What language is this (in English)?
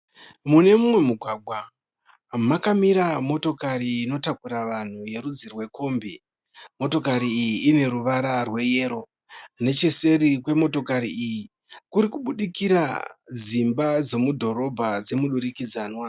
Shona